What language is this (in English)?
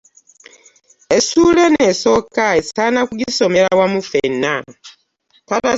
Ganda